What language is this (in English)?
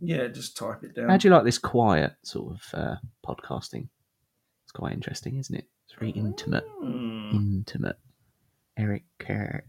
English